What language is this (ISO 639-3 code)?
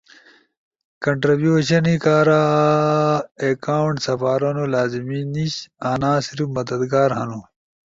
ush